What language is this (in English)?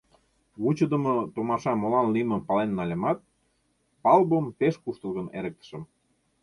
Mari